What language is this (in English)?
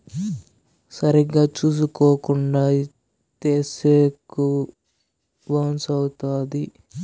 Telugu